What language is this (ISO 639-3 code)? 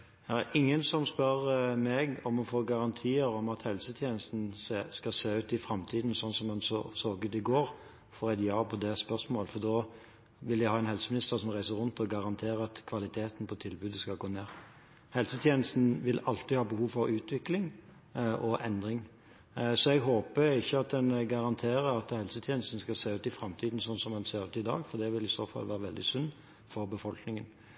nor